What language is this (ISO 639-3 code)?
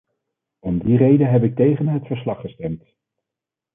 nld